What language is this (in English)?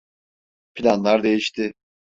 Turkish